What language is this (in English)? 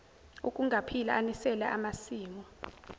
Zulu